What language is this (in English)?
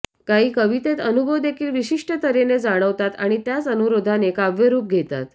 Marathi